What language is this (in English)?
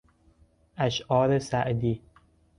Persian